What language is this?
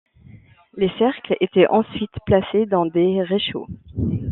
French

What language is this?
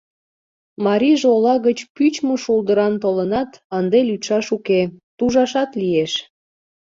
Mari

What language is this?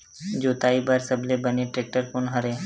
Chhattisgarhi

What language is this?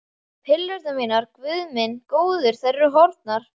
Icelandic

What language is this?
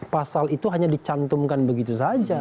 Indonesian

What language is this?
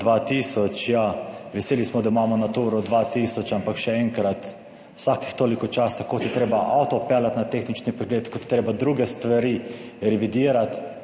Slovenian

